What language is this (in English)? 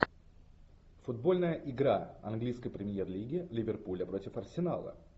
Russian